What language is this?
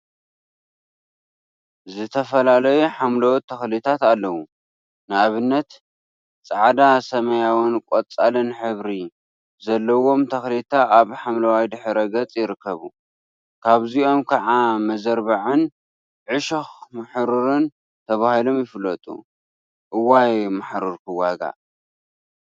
Tigrinya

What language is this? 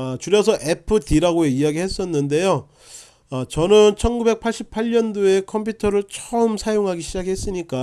Korean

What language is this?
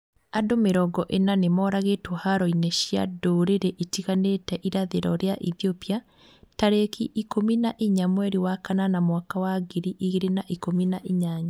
Kikuyu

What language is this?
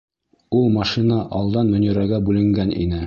Bashkir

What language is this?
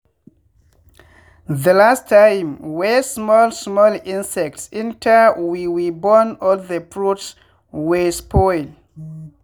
Nigerian Pidgin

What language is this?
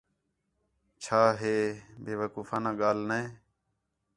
Khetrani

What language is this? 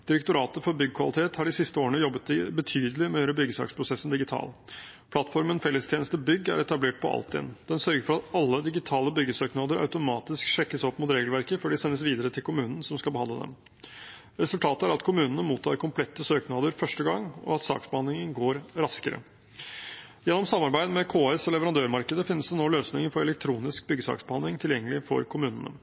Norwegian Bokmål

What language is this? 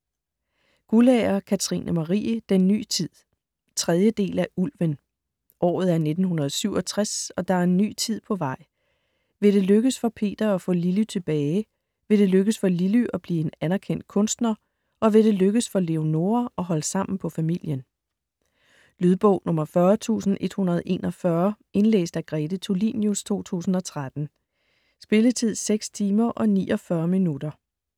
Danish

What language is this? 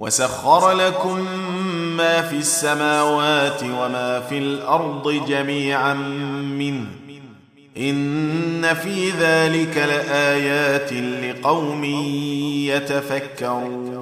Arabic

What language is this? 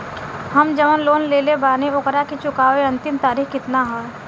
Bhojpuri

